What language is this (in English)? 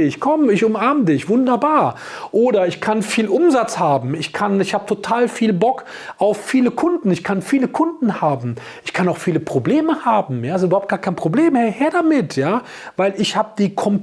German